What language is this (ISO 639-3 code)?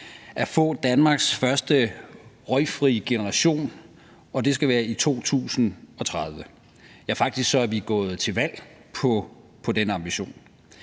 dan